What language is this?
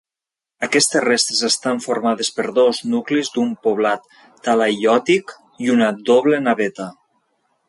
Catalan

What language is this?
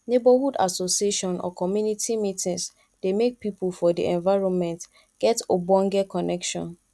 Nigerian Pidgin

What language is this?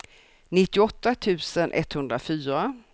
Swedish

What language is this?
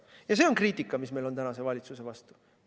Estonian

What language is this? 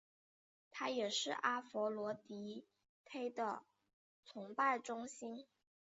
Chinese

